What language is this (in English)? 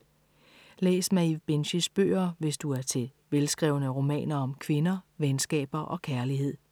Danish